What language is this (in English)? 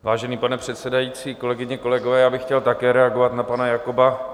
Czech